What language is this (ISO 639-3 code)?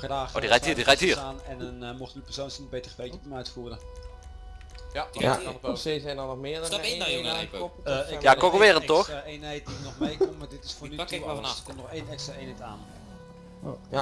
nld